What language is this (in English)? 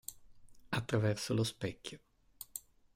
Italian